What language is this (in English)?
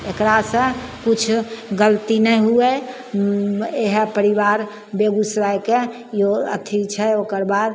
Maithili